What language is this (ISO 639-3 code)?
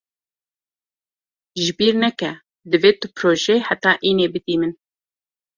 kur